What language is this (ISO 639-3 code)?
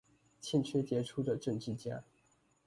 zho